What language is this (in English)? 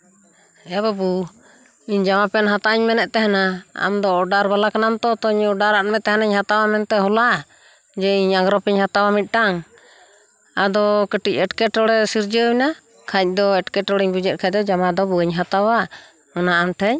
Santali